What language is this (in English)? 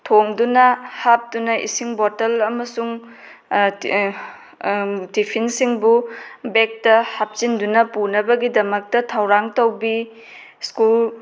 Manipuri